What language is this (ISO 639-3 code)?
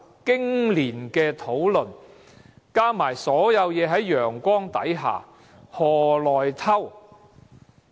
yue